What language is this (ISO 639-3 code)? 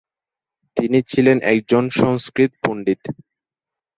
ben